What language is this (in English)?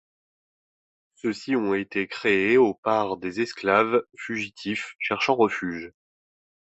French